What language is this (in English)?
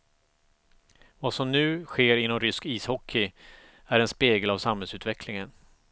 Swedish